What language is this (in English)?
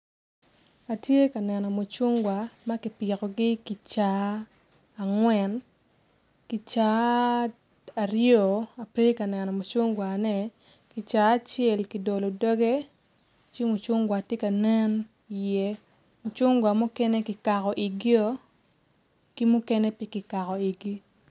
Acoli